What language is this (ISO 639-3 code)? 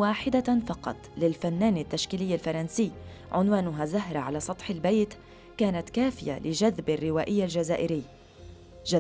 ara